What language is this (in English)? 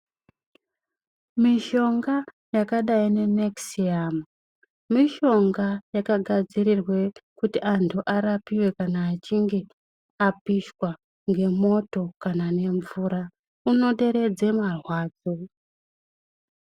Ndau